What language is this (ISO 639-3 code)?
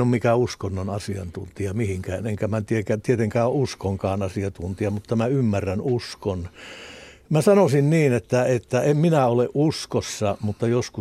fin